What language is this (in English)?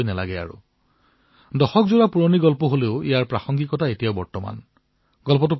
Assamese